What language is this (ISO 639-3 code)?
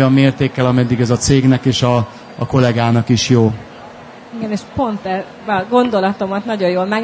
hun